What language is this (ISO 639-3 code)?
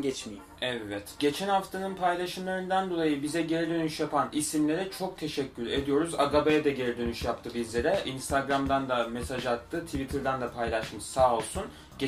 tur